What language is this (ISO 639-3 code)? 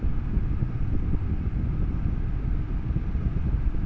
ben